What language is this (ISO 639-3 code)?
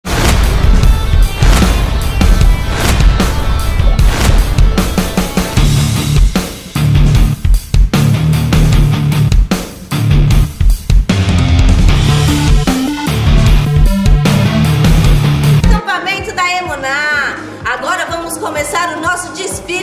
por